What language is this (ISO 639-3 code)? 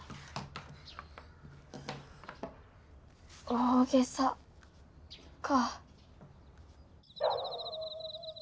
jpn